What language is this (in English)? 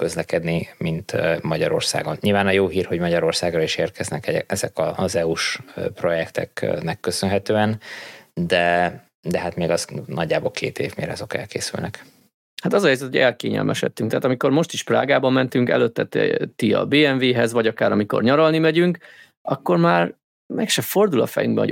Hungarian